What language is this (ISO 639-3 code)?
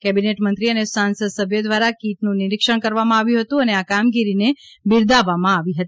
guj